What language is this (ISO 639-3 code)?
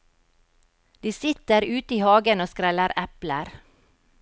nor